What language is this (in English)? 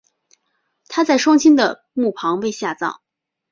Chinese